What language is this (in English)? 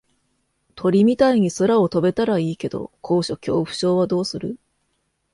Japanese